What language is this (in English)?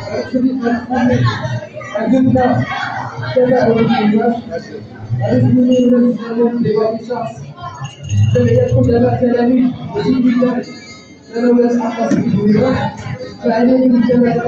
Arabic